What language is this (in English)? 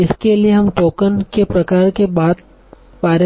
Hindi